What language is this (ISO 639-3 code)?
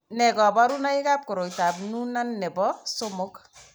kln